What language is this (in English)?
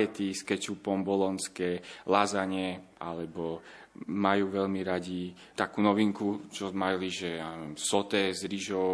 Slovak